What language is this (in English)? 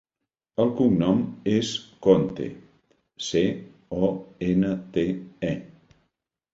Catalan